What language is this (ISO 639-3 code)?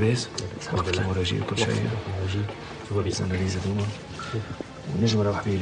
ara